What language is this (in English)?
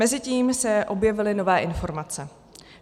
Czech